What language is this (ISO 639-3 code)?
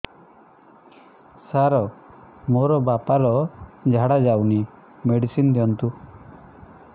ori